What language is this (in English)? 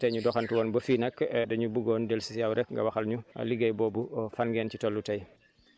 Wolof